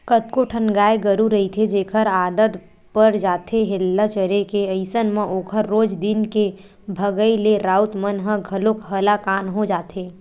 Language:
Chhattisgarhi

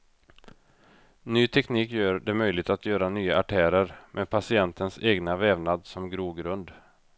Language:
Swedish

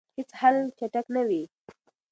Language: Pashto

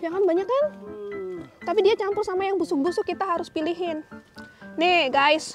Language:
Indonesian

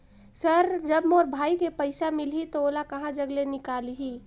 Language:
Chhattisgarhi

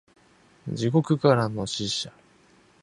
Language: Japanese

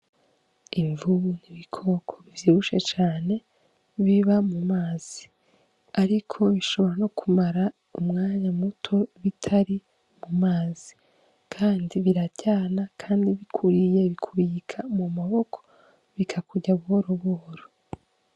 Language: Rundi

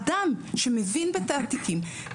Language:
Hebrew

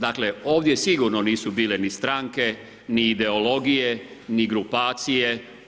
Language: Croatian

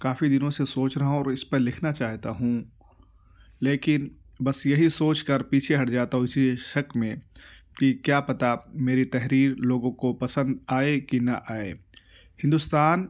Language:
Urdu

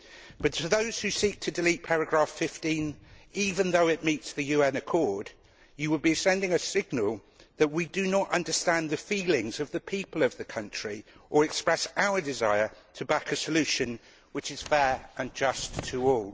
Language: English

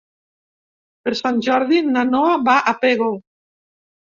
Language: Catalan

